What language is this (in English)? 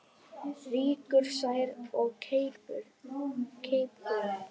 Icelandic